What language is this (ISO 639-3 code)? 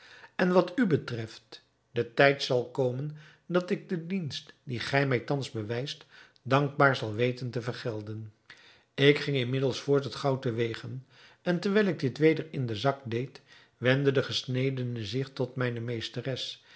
nld